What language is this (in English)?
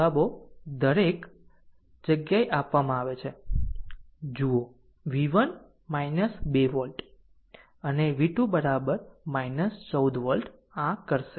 Gujarati